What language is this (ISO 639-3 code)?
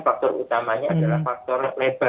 ind